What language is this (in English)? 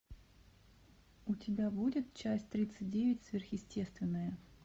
Russian